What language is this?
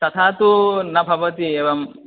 Sanskrit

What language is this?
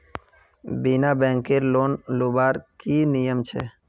Magahi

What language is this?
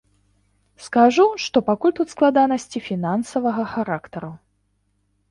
Belarusian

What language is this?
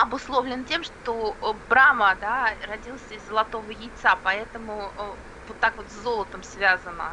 Russian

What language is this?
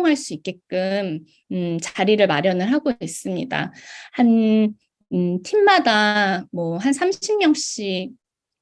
Korean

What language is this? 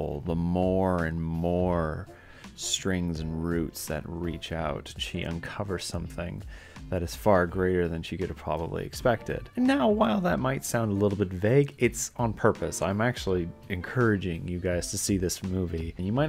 English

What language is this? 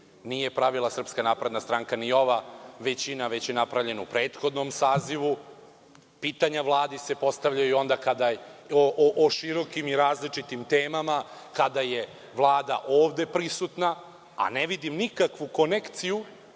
Serbian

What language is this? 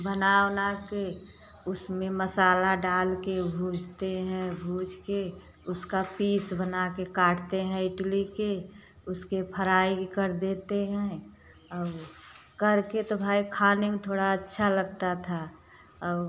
Hindi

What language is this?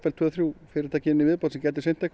Icelandic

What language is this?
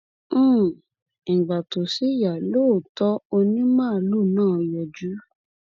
Yoruba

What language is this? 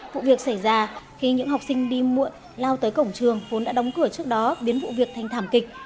Vietnamese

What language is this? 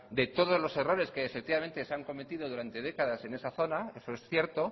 Spanish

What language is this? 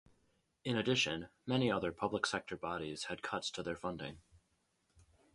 English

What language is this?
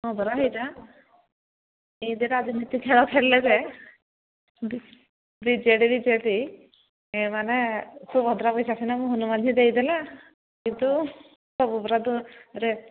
Odia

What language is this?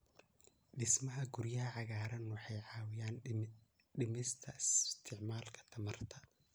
Somali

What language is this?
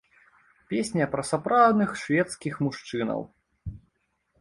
Belarusian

